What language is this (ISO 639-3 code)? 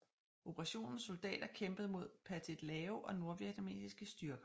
dan